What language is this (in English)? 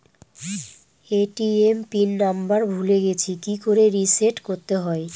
Bangla